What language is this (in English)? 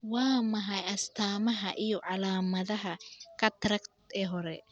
Somali